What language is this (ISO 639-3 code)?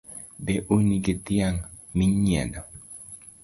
luo